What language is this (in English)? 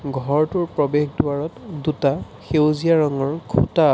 Assamese